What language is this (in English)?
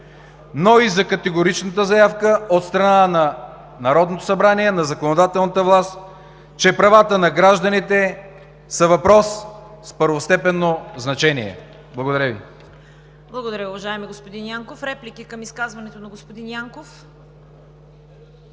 Bulgarian